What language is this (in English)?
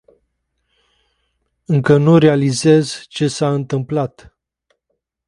Romanian